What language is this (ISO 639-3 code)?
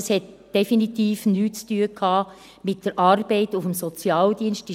gsw